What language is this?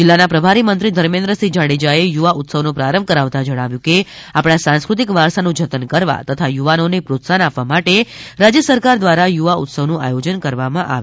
Gujarati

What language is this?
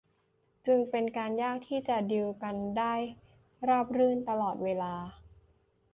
Thai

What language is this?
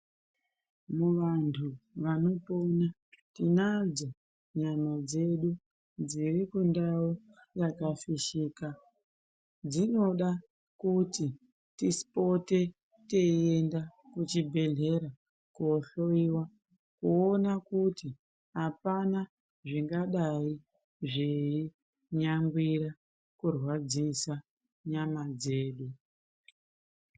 Ndau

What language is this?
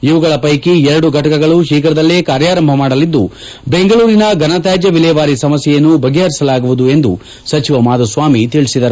Kannada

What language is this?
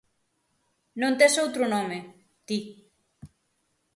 Galician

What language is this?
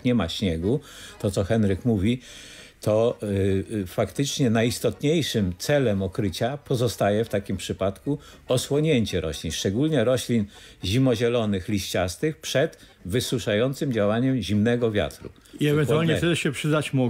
Polish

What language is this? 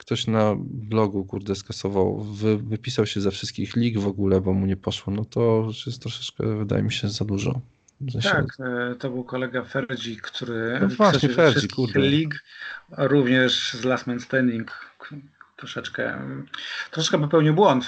Polish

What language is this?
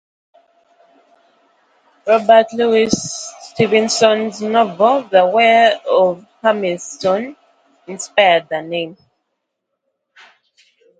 English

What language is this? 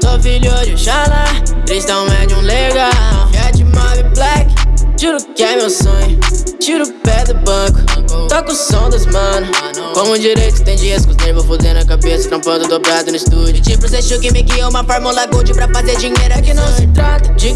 Russian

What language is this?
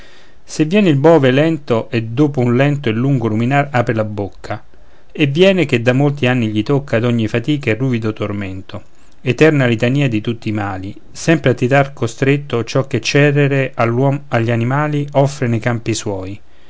Italian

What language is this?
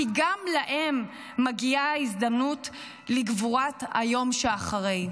Hebrew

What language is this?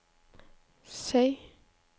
Norwegian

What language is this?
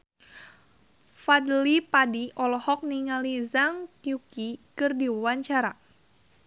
Sundanese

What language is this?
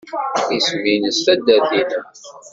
Kabyle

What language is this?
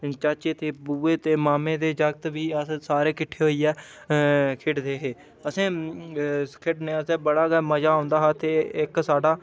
Dogri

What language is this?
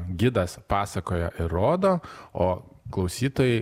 Lithuanian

